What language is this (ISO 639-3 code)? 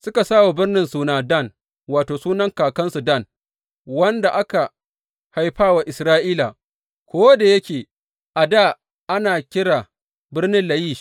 hau